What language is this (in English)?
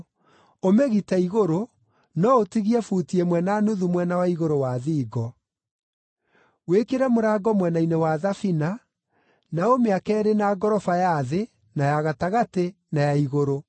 Kikuyu